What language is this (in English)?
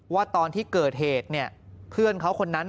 Thai